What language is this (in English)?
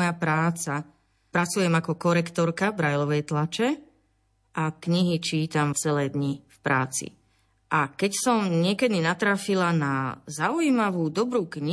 Slovak